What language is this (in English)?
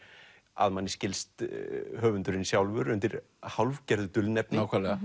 Icelandic